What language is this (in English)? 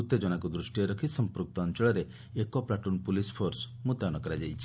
Odia